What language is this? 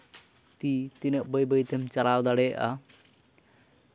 Santali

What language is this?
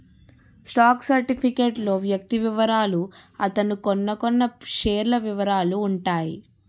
Telugu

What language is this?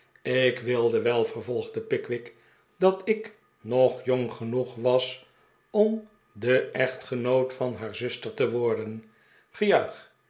Dutch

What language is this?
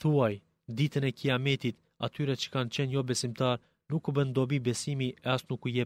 Greek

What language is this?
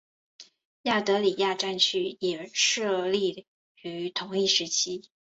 Chinese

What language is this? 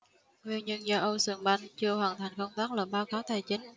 Vietnamese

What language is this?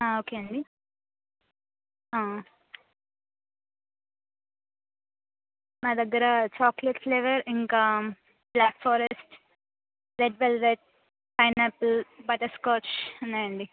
Telugu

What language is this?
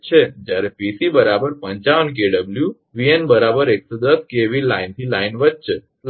Gujarati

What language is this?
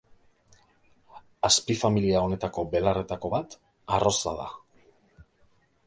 Basque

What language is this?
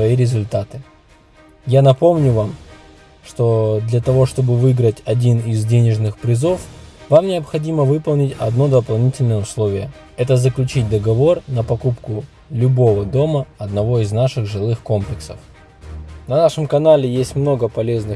Russian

